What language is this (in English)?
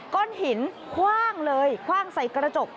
Thai